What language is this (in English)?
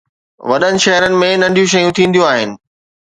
Sindhi